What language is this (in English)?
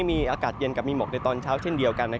Thai